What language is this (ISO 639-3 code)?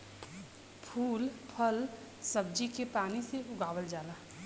bho